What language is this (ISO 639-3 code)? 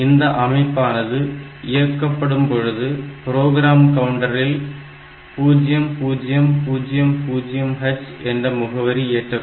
tam